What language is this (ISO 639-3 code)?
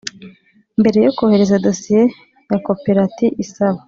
kin